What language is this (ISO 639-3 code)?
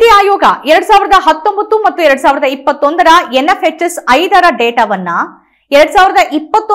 kan